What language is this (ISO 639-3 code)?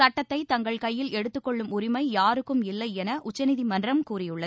tam